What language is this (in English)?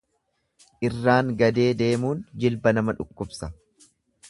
Oromo